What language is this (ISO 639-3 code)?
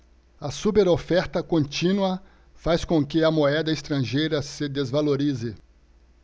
por